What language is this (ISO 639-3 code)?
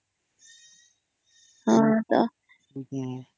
ori